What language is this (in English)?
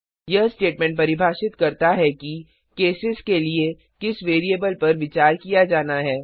Hindi